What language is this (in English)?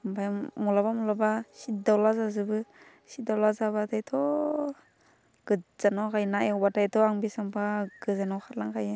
Bodo